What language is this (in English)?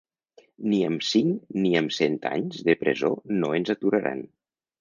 Catalan